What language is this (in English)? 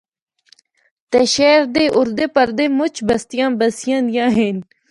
Northern Hindko